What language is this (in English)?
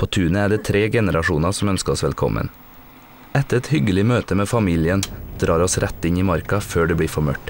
Norwegian